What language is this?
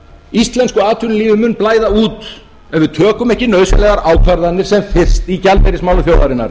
Icelandic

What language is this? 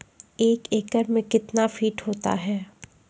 Maithili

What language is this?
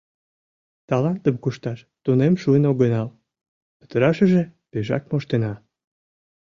Mari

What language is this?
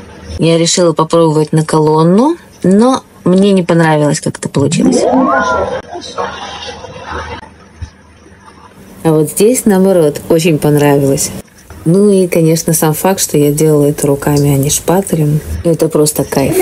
Russian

